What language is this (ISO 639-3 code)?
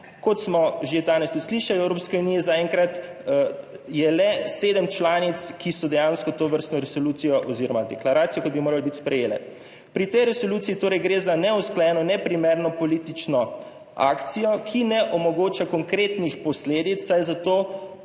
slv